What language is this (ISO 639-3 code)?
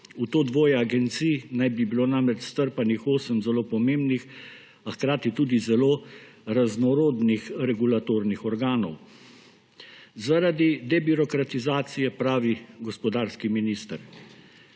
slv